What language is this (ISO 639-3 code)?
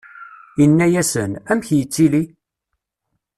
kab